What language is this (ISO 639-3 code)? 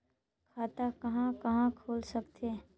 hne